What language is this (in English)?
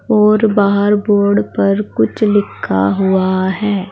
Hindi